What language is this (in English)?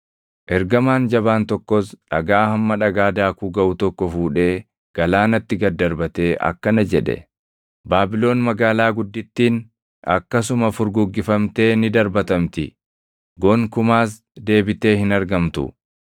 Oromo